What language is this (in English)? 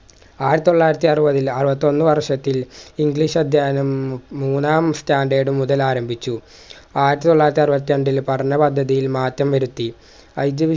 Malayalam